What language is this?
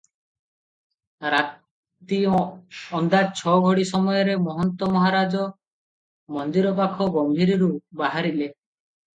Odia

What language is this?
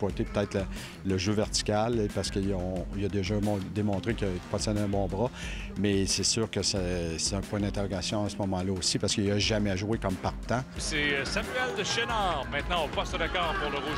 French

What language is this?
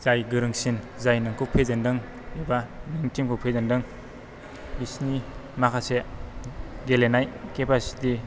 Bodo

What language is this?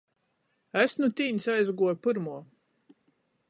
Latgalian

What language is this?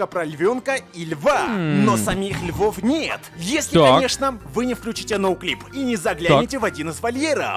Russian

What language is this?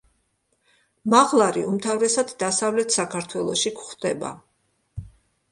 Georgian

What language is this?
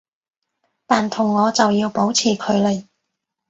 Cantonese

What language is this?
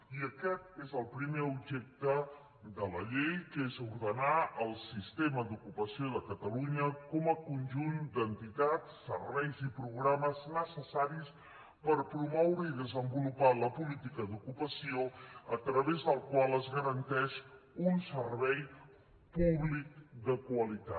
Catalan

